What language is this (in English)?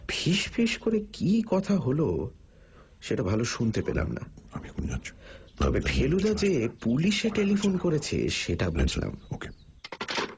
Bangla